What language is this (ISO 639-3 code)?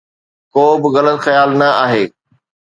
snd